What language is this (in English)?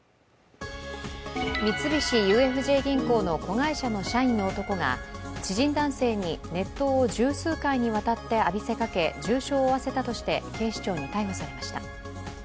Japanese